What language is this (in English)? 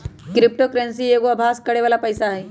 Magahi